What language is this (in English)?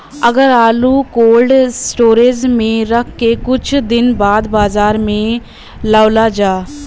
Bhojpuri